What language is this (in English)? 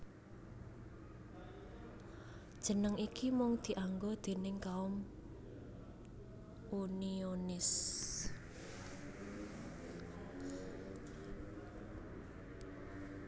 Javanese